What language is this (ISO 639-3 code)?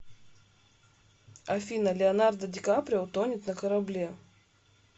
rus